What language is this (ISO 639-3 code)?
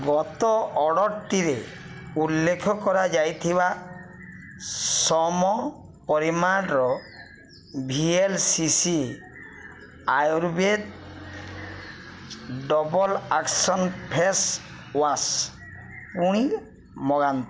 ori